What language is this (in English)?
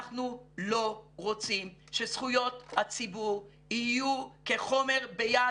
Hebrew